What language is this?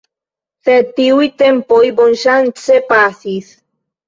Esperanto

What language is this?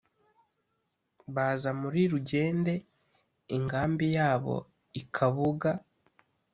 Kinyarwanda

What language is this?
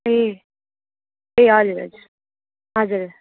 Nepali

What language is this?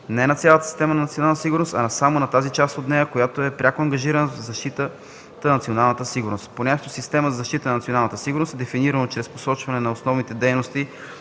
Bulgarian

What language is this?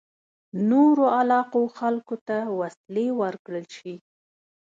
Pashto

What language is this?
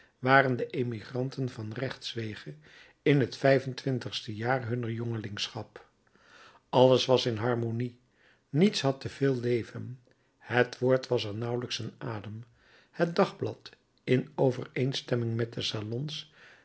Dutch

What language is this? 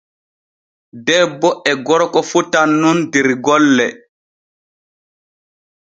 Borgu Fulfulde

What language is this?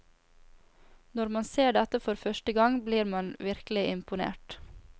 Norwegian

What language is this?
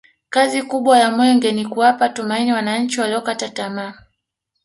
Swahili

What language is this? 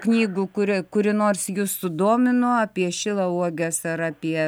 Lithuanian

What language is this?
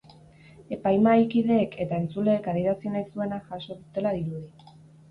Basque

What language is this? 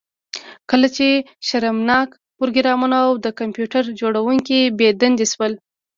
Pashto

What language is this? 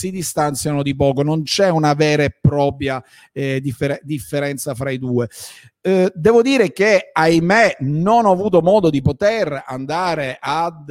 Italian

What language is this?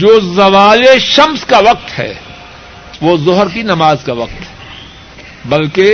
Urdu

